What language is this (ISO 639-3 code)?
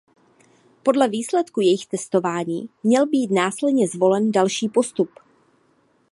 ces